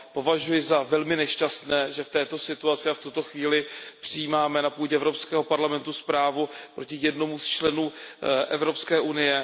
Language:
Czech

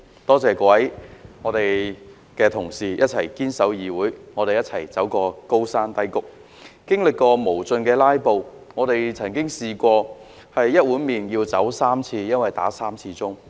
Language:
Cantonese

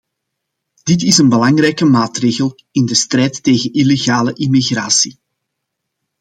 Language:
Dutch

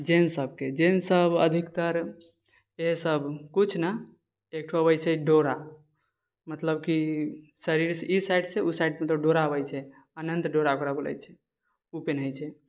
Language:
Maithili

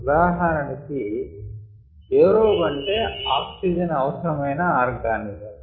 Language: Telugu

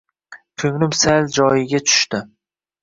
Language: Uzbek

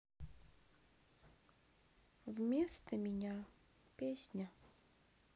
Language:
Russian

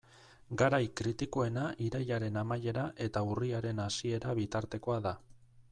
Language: Basque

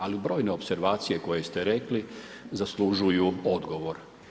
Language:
Croatian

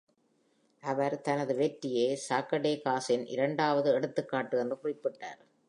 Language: Tamil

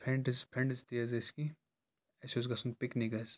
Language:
Kashmiri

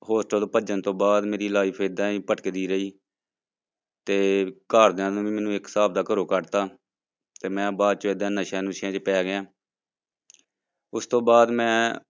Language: Punjabi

